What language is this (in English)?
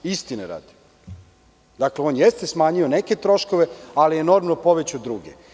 Serbian